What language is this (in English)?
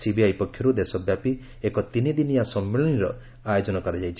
Odia